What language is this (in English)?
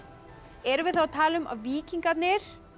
Icelandic